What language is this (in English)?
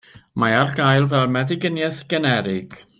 Welsh